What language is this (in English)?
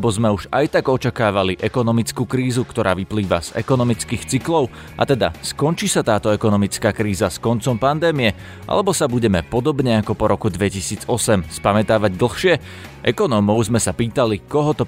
Slovak